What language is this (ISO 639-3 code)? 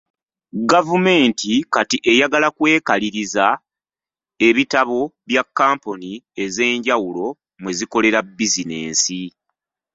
lug